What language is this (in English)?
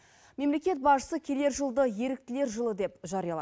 Kazakh